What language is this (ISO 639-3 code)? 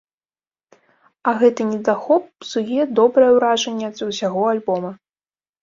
bel